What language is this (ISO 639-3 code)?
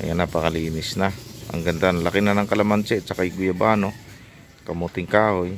fil